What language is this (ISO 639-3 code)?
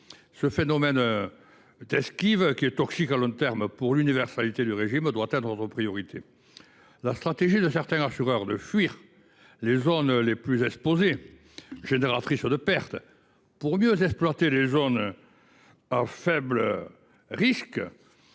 fra